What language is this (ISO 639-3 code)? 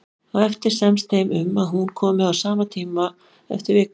isl